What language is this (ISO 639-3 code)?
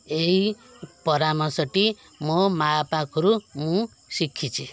ori